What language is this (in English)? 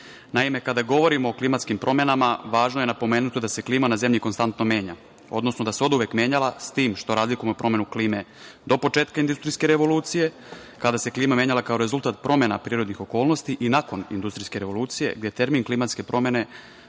Serbian